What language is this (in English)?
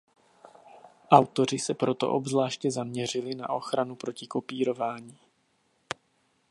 Czech